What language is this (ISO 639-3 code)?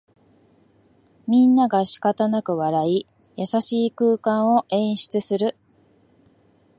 jpn